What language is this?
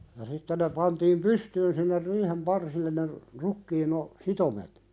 Finnish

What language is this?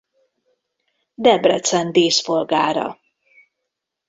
Hungarian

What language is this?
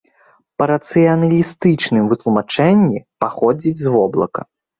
Belarusian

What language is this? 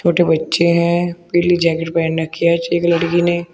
Hindi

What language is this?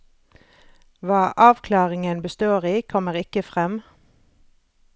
Norwegian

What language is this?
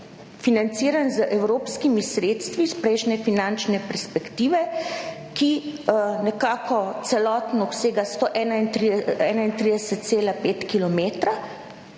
Slovenian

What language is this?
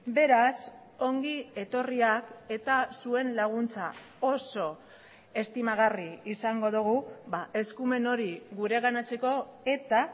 Basque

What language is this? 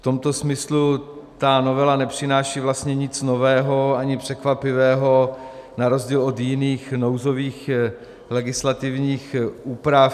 Czech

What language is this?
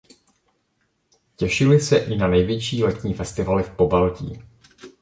Czech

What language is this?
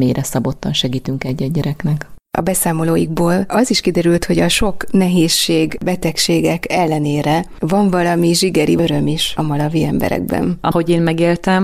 Hungarian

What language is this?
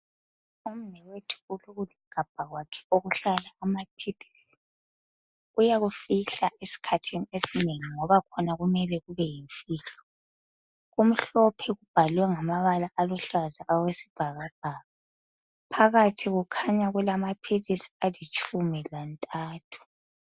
North Ndebele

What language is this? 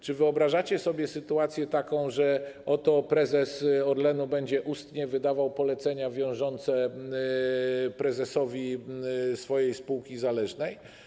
Polish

